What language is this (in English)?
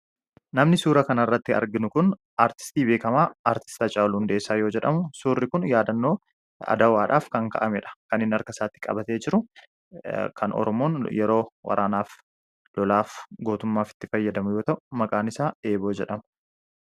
Oromo